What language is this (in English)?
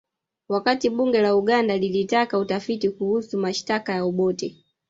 Swahili